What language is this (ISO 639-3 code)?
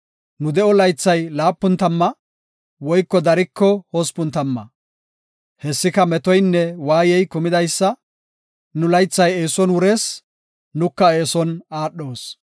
gof